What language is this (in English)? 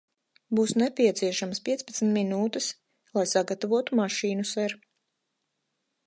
Latvian